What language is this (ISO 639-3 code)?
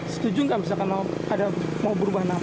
ind